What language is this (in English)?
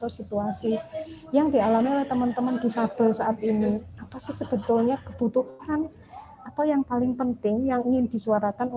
Indonesian